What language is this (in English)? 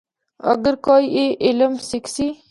Northern Hindko